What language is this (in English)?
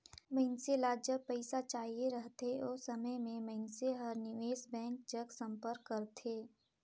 Chhattisgarhi